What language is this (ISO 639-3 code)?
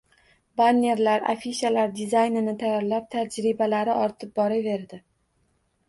uzb